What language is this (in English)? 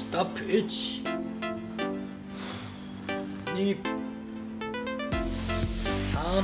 Japanese